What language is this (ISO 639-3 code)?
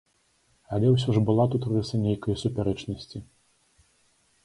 bel